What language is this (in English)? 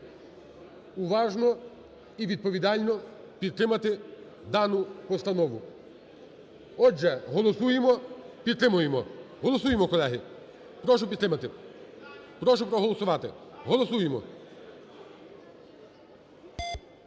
Ukrainian